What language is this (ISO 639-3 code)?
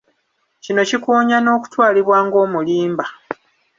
lug